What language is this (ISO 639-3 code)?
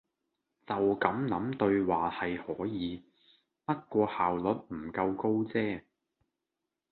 yue